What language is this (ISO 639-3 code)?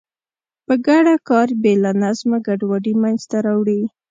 pus